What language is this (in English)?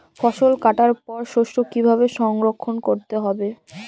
Bangla